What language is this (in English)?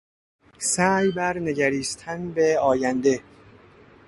Persian